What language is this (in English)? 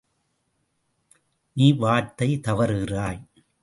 Tamil